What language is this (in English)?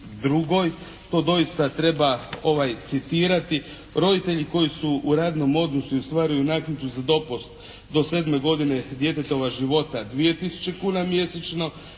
Croatian